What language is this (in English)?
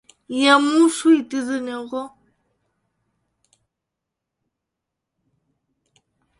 Ukrainian